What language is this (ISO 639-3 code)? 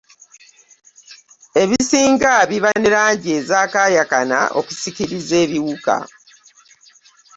lug